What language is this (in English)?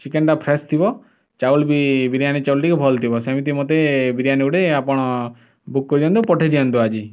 Odia